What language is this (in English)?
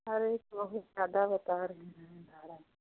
Hindi